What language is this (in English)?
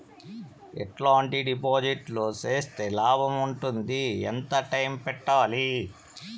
Telugu